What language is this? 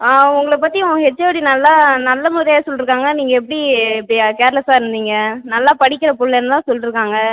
Tamil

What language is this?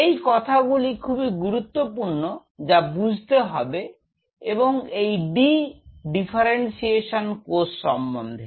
Bangla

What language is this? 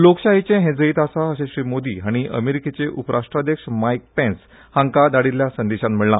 Konkani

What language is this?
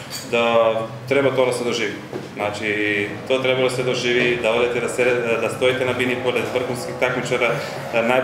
Romanian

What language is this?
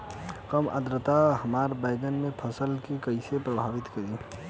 Bhojpuri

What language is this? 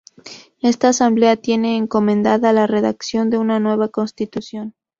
Spanish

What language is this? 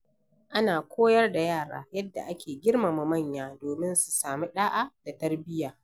Hausa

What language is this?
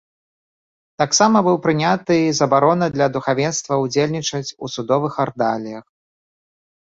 Belarusian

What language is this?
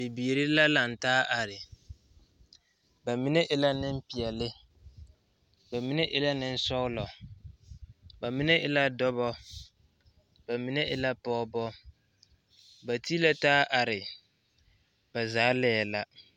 Southern Dagaare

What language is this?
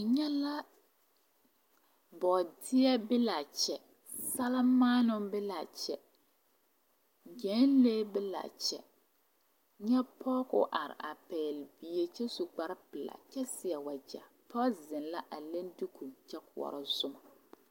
Southern Dagaare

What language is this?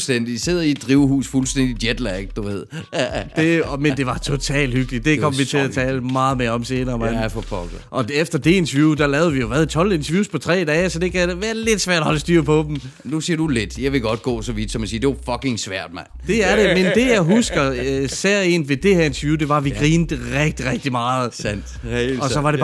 Danish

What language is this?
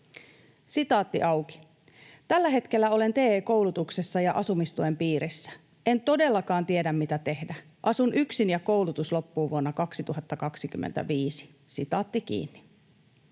Finnish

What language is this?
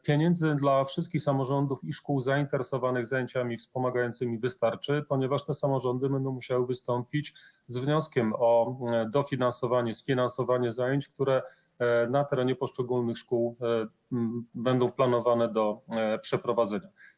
Polish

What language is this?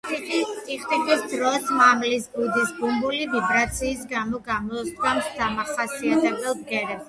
Georgian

